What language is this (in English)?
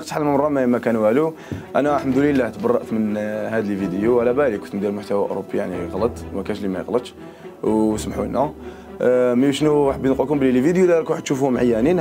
Arabic